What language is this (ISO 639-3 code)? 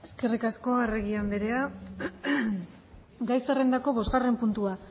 eus